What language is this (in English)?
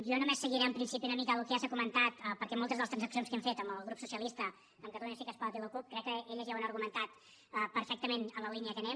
Catalan